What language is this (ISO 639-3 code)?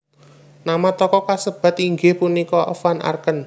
jav